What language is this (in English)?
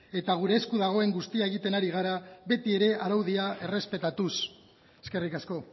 Basque